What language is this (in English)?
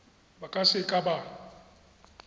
Tswana